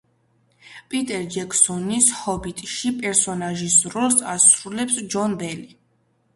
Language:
Georgian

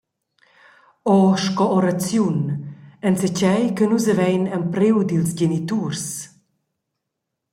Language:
Romansh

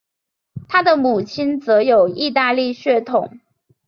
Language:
Chinese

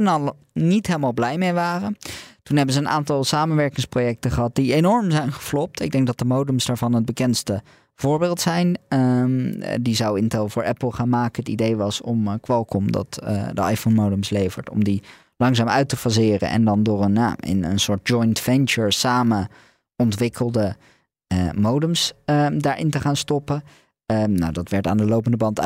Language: Dutch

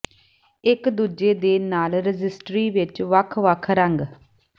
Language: Punjabi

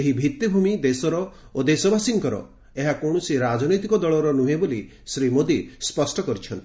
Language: Odia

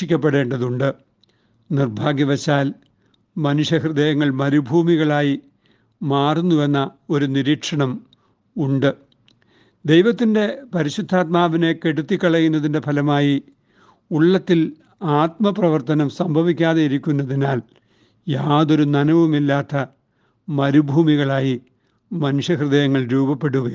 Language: Malayalam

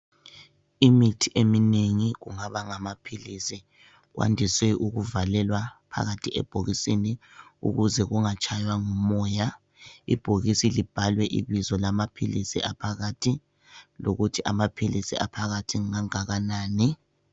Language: North Ndebele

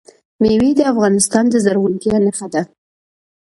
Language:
Pashto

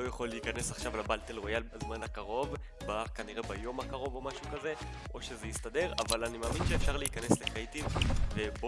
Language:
Hebrew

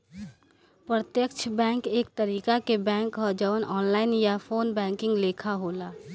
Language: Bhojpuri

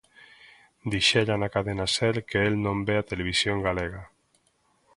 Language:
Galician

